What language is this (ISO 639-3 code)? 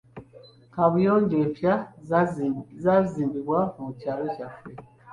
lug